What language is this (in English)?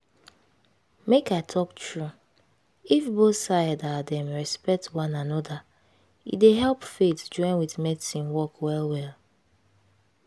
Nigerian Pidgin